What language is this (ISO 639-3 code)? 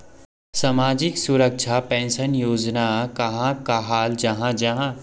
mag